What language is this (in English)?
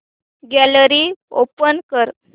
Marathi